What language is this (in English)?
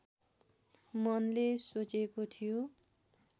Nepali